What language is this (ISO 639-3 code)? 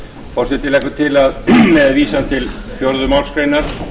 isl